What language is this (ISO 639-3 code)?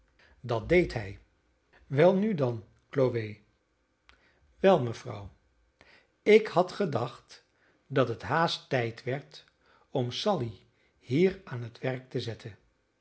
nld